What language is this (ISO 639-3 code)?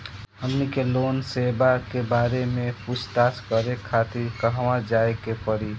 bho